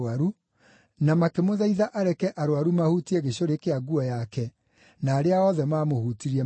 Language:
Kikuyu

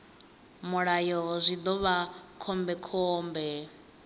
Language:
Venda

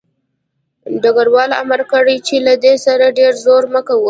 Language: Pashto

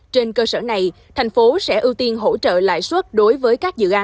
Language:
Vietnamese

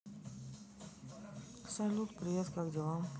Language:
Russian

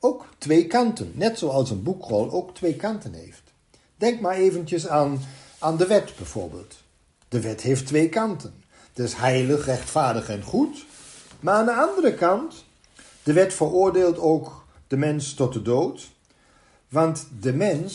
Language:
Dutch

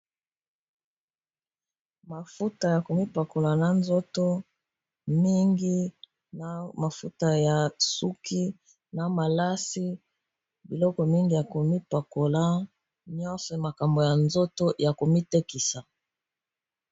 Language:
Lingala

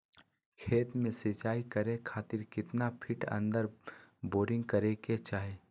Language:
Magahi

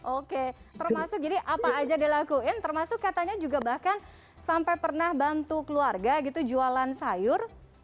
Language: Indonesian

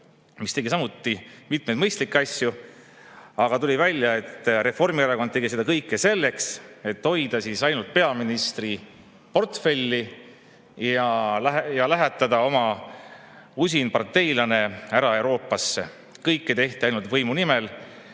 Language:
Estonian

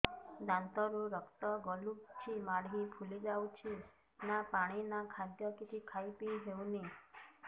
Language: Odia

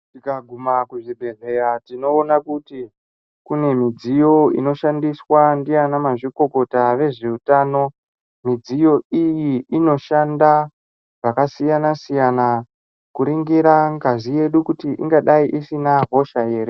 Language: Ndau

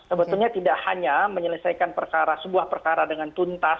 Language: Indonesian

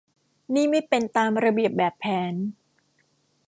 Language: Thai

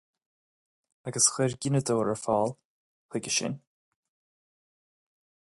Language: Irish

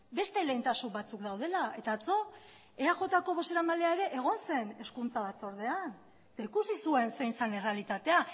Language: Basque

